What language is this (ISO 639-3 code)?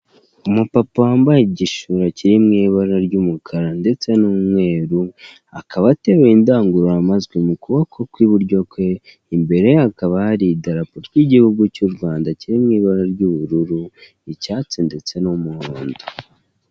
kin